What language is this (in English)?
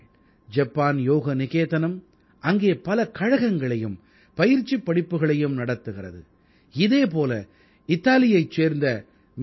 Tamil